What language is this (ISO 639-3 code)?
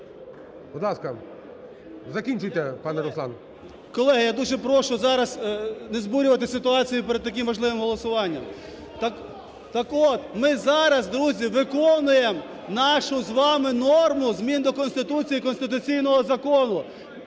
ukr